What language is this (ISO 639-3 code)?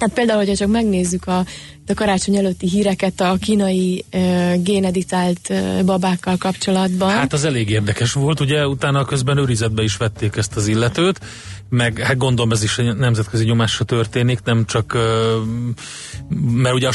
hun